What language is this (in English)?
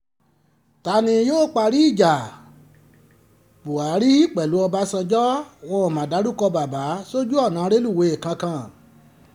Yoruba